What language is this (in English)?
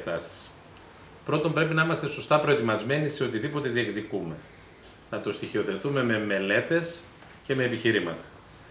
Greek